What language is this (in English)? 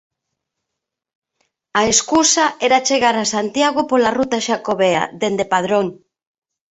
Galician